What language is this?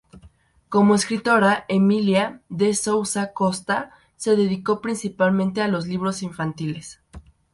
Spanish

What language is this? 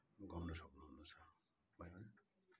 Nepali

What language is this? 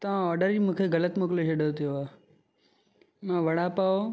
Sindhi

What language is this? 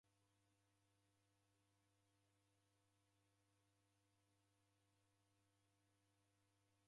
Taita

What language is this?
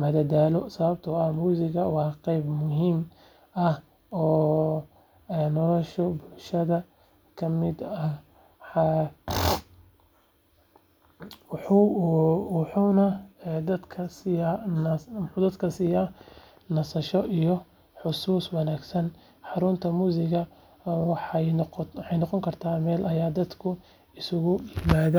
Somali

